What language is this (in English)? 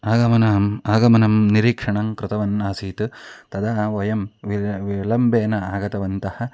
Sanskrit